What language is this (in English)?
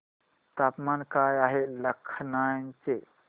Marathi